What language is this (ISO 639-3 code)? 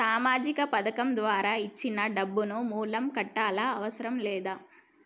tel